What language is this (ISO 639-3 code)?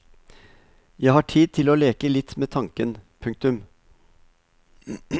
nor